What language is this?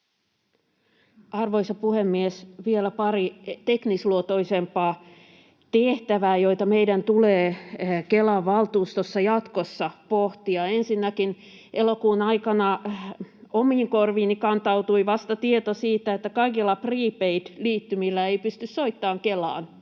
Finnish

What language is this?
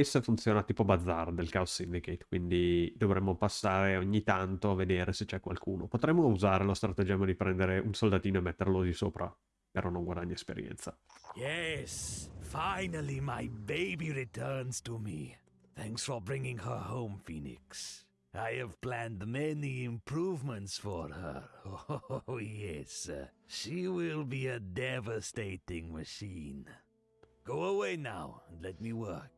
Italian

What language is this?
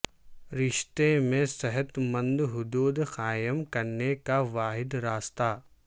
Urdu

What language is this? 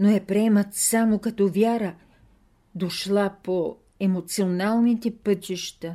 Bulgarian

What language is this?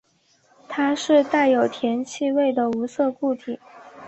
Chinese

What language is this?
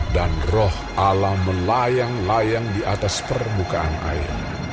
Indonesian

